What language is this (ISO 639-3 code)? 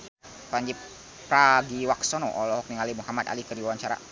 sun